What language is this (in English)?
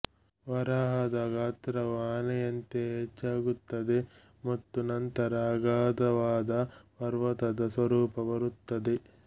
Kannada